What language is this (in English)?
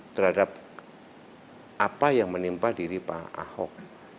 Indonesian